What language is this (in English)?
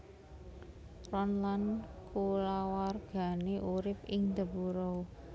Javanese